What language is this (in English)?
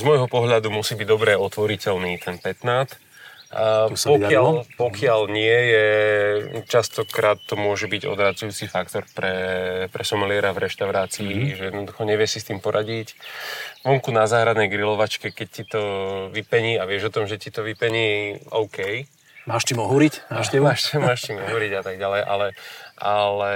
Slovak